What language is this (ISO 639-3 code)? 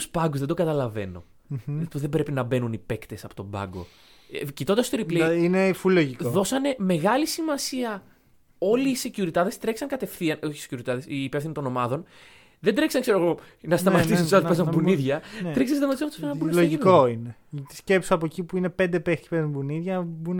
ell